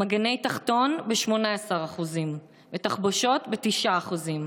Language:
Hebrew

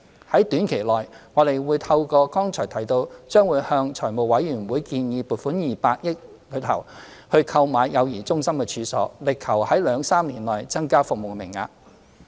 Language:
Cantonese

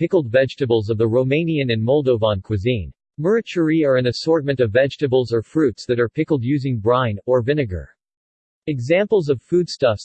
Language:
English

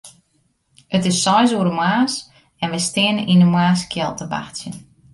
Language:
Western Frisian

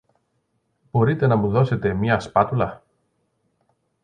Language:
Greek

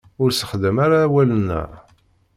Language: Kabyle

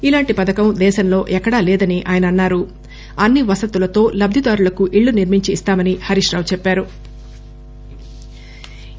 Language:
Telugu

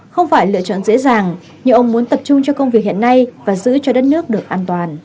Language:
Vietnamese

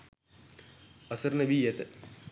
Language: Sinhala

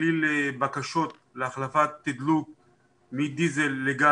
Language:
Hebrew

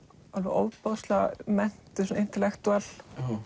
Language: Icelandic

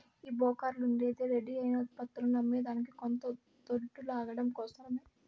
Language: Telugu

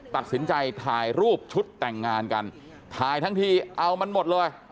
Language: Thai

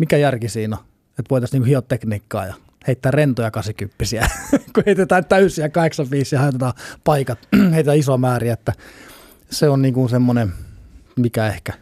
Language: Finnish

